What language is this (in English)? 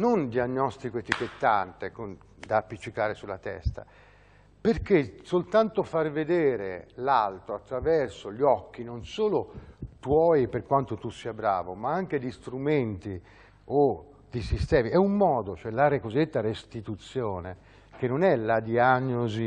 Italian